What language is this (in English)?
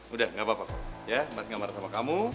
Indonesian